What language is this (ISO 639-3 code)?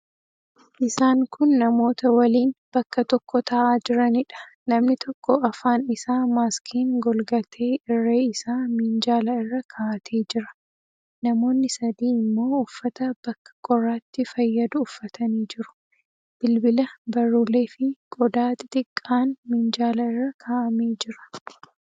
orm